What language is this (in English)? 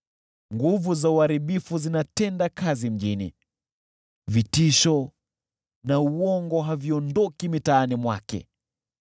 Swahili